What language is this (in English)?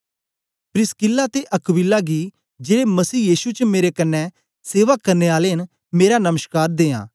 Dogri